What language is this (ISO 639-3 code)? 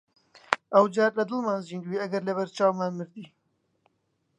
ckb